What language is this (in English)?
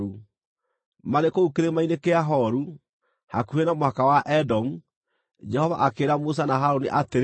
Kikuyu